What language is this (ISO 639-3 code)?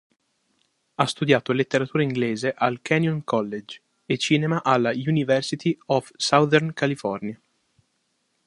ita